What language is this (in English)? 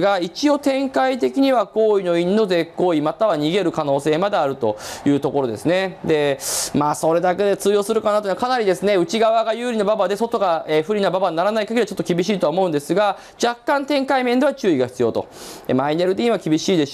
Japanese